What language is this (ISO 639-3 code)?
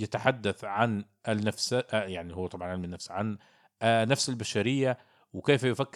ara